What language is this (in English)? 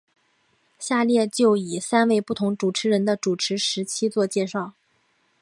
Chinese